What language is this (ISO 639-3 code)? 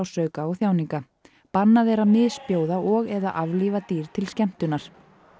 isl